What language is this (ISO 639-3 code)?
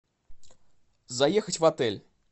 rus